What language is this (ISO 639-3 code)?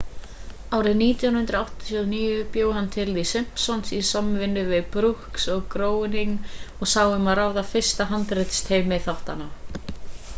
isl